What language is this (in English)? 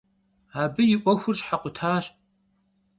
Kabardian